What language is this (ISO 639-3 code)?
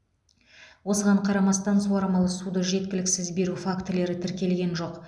kaz